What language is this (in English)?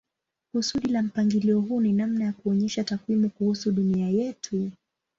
Swahili